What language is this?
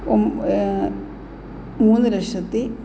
Malayalam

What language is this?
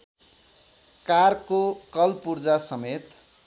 Nepali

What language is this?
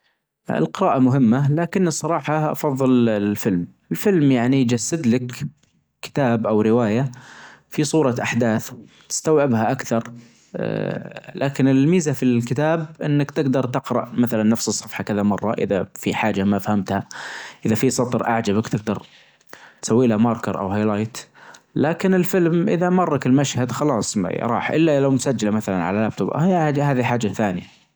Najdi Arabic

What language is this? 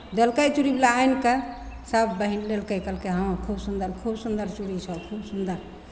Maithili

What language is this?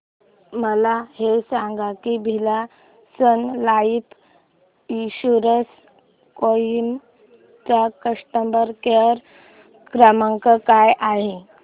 Marathi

